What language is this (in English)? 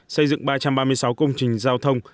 Vietnamese